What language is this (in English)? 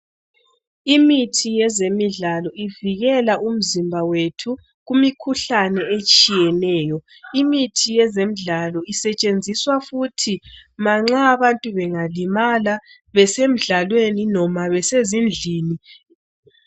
North Ndebele